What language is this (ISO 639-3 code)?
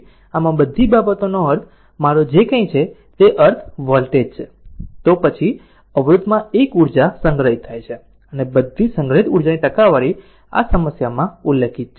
guj